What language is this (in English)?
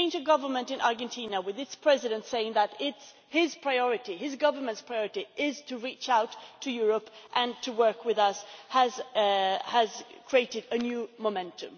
English